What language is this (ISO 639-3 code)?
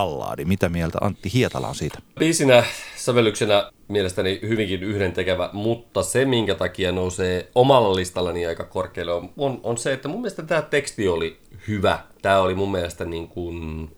fin